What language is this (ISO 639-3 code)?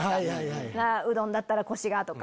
jpn